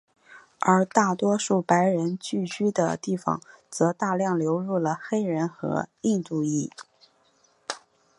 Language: Chinese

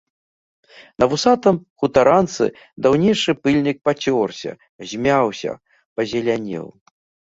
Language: Belarusian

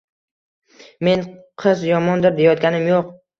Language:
Uzbek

